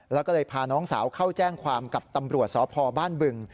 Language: Thai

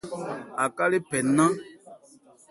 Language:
Ebrié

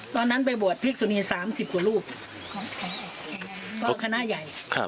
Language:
Thai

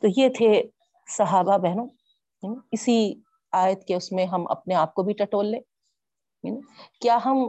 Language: Urdu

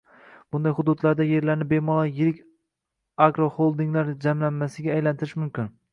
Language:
Uzbek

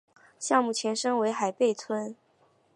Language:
Chinese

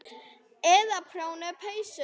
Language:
Icelandic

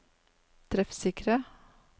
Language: Norwegian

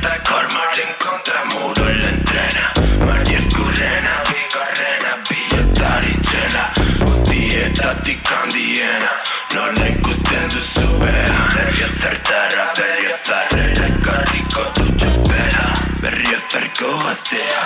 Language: Basque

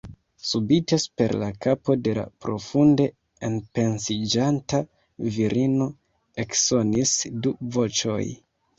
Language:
Esperanto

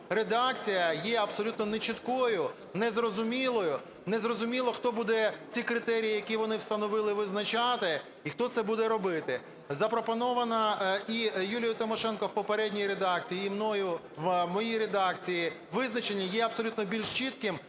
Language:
Ukrainian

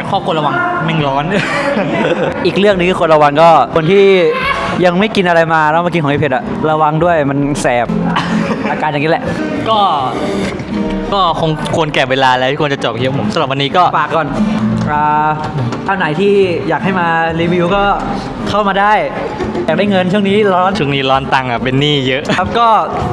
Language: Thai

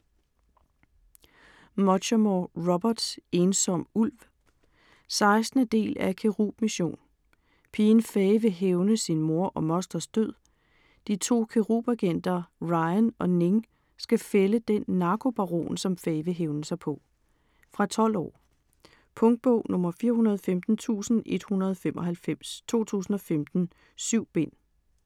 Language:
Danish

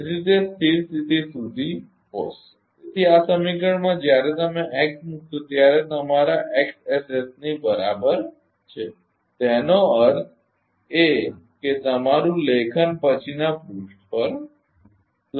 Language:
Gujarati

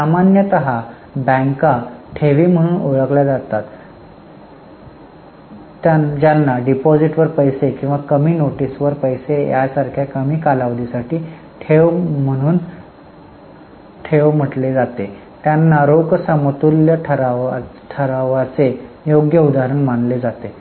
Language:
Marathi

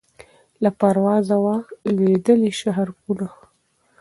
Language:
Pashto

